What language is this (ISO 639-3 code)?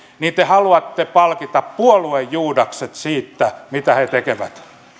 fin